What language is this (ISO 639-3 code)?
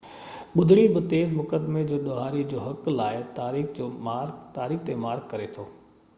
snd